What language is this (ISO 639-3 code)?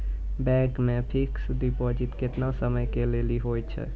mai